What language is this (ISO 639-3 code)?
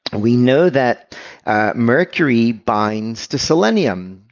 eng